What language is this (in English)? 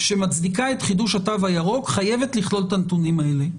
Hebrew